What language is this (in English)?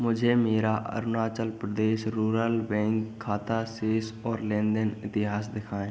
Hindi